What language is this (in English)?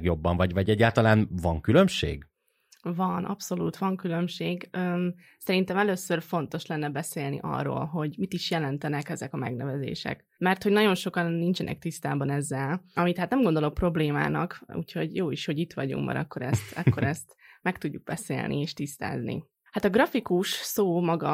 Hungarian